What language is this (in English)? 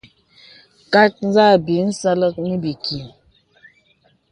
Bebele